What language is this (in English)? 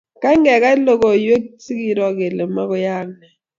Kalenjin